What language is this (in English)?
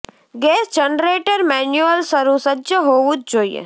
Gujarati